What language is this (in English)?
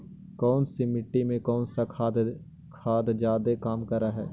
Magahi